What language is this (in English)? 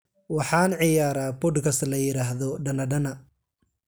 Somali